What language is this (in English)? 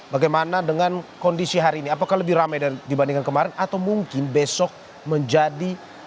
Indonesian